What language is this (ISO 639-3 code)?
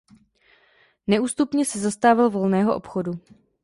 ces